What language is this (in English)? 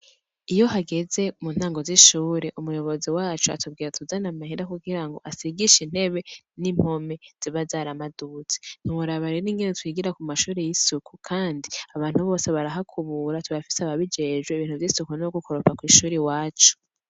Rundi